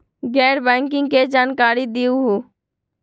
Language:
Magahi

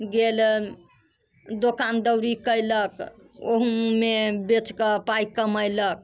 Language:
Maithili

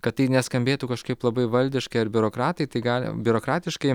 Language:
Lithuanian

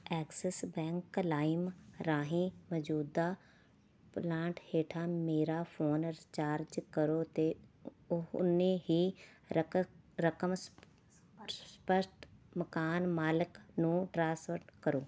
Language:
Punjabi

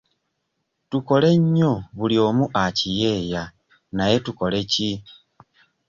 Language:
Ganda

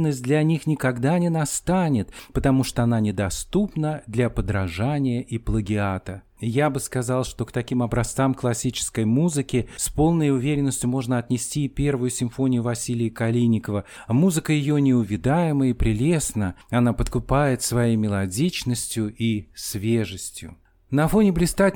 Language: Russian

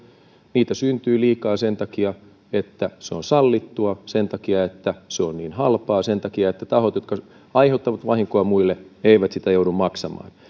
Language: Finnish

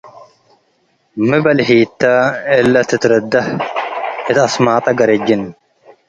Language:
Tigre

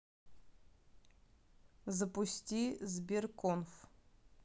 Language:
Russian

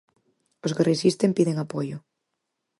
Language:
Galician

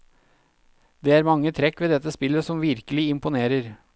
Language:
Norwegian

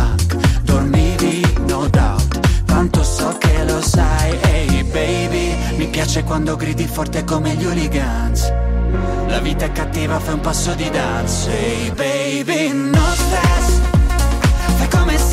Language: Italian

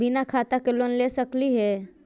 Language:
Magahi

